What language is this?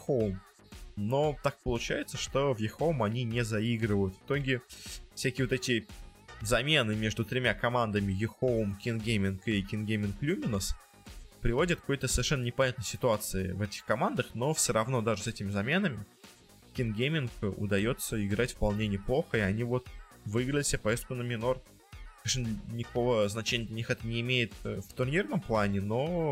Russian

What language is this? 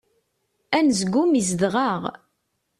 Kabyle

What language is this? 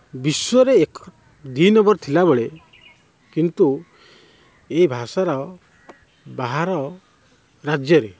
Odia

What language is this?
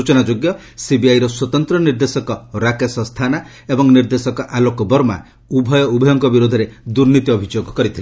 Odia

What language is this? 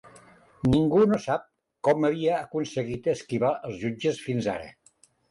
Catalan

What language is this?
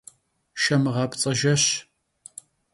Kabardian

